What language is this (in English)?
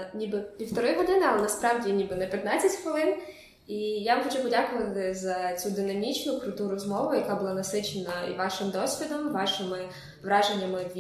Ukrainian